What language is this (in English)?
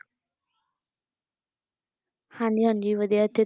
Punjabi